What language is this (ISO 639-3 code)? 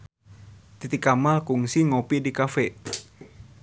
sun